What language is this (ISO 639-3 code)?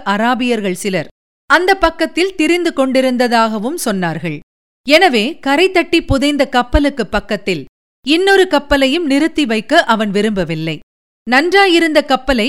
tam